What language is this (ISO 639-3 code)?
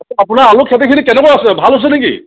asm